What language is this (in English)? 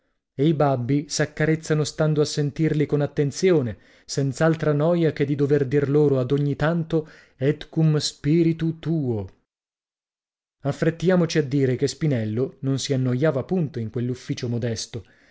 Italian